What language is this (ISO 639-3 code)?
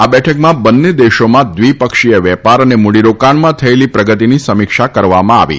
guj